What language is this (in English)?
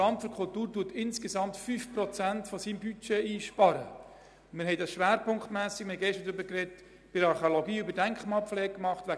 Swiss German